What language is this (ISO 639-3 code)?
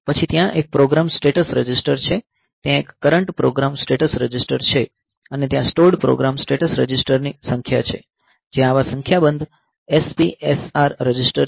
guj